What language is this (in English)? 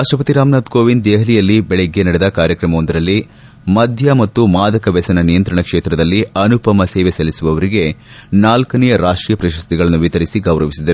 Kannada